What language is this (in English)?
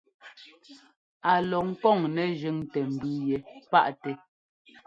Ngomba